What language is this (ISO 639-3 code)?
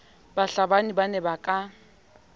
sot